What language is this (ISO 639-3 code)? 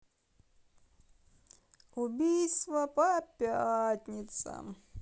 rus